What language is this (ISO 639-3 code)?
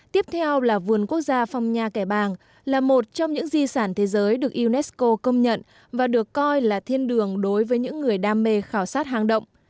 vie